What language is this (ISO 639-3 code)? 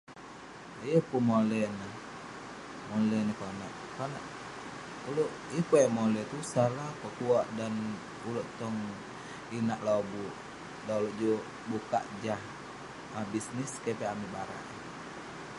pne